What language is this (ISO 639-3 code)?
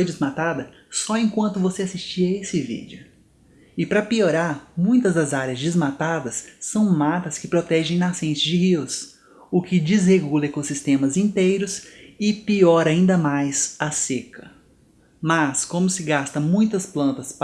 por